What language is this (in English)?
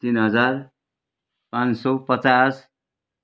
Nepali